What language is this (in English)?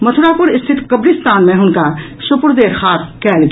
Maithili